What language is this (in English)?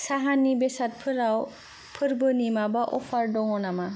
Bodo